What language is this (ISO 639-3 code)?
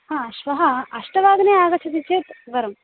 san